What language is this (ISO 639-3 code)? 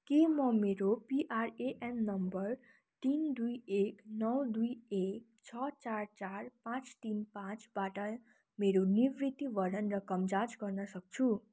nep